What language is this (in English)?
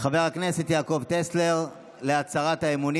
Hebrew